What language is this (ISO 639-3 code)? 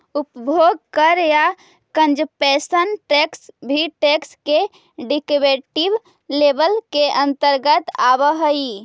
mag